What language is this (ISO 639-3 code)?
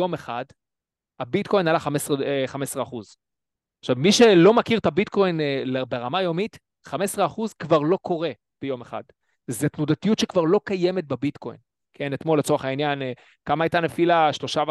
heb